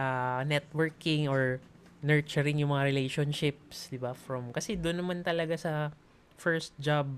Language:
Filipino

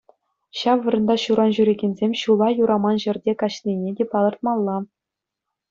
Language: Chuvash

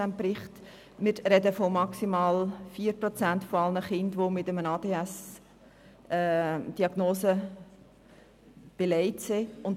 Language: Swiss German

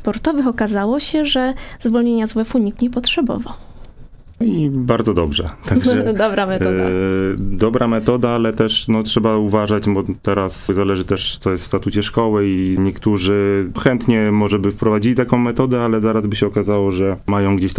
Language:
Polish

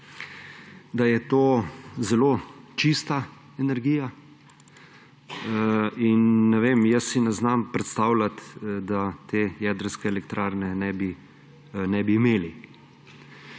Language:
Slovenian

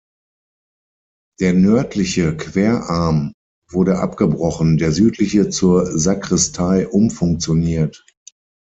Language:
German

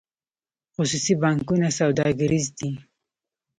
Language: Pashto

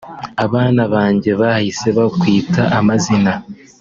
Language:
Kinyarwanda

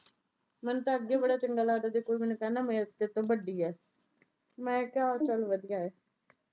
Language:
Punjabi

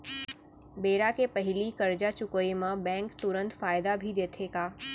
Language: Chhattisgarhi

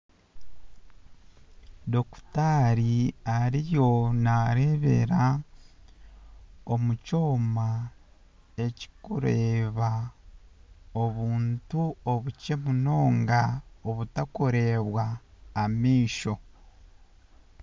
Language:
Nyankole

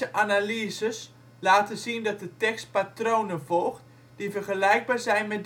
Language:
Dutch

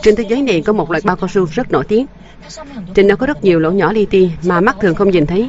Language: Vietnamese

